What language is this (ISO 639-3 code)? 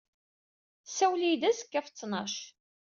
kab